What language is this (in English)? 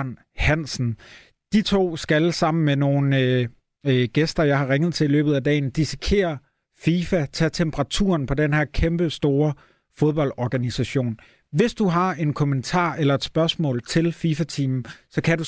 Danish